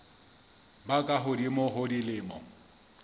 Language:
Southern Sotho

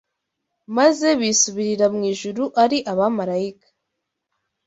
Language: Kinyarwanda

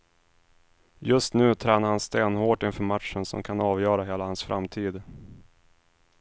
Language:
Swedish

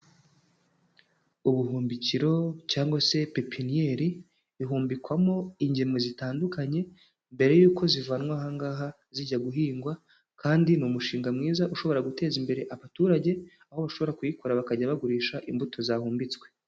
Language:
Kinyarwanda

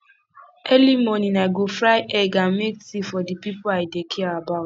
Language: Nigerian Pidgin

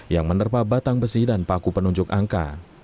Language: Indonesian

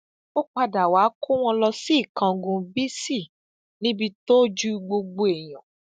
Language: Yoruba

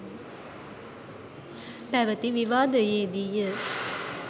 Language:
Sinhala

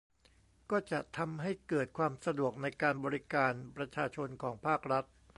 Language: Thai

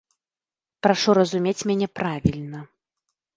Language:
Belarusian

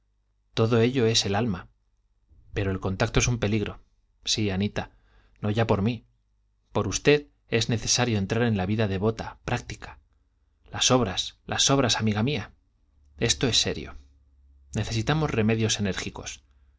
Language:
Spanish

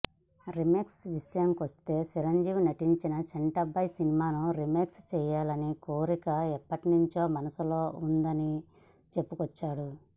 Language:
Telugu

